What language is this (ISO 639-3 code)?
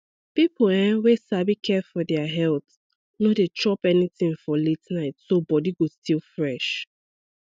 pcm